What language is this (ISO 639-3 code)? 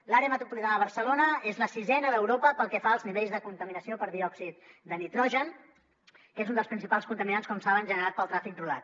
cat